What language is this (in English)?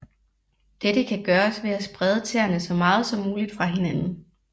Danish